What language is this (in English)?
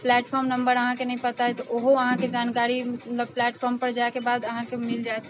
Maithili